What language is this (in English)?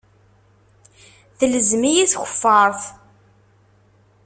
Kabyle